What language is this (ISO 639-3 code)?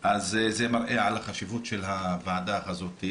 heb